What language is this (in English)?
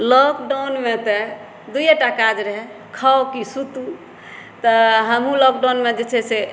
Maithili